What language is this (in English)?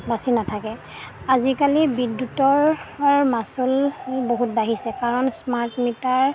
Assamese